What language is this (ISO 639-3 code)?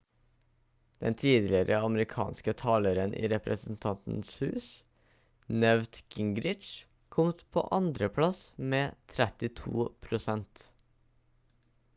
nob